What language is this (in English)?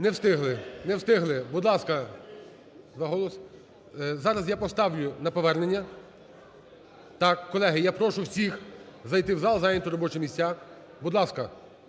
Ukrainian